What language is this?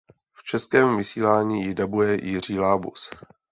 Czech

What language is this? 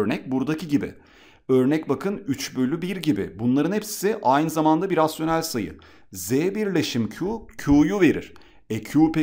Turkish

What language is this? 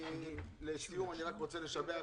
Hebrew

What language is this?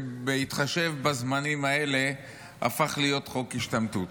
Hebrew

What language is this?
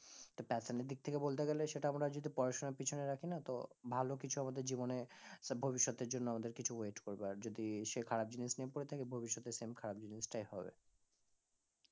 Bangla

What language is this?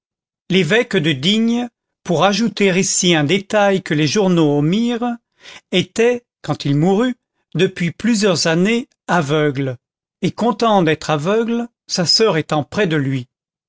French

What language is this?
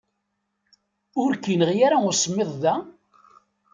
Kabyle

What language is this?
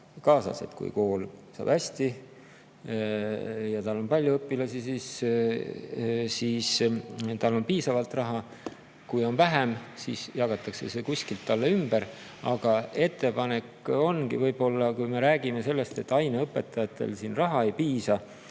Estonian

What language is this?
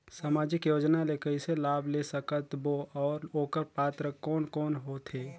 Chhattisgarhi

